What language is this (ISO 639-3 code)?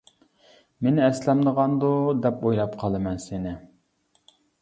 uig